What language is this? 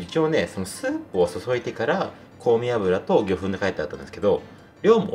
Japanese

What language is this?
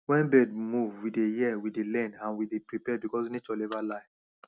Nigerian Pidgin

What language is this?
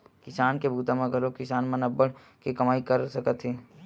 Chhattisgarhi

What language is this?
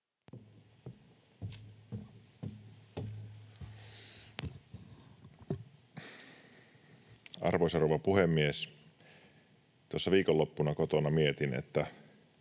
Finnish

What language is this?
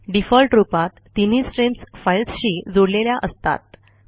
Marathi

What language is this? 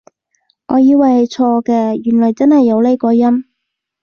Cantonese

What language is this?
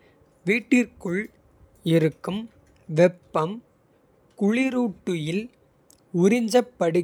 Kota (India)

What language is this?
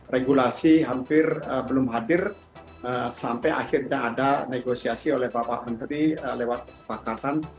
Indonesian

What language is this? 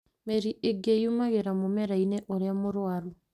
Kikuyu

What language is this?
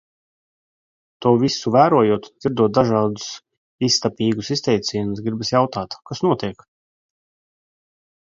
Latvian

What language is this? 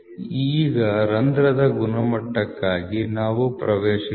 Kannada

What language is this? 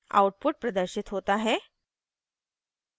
Hindi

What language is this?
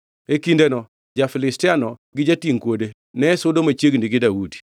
Luo (Kenya and Tanzania)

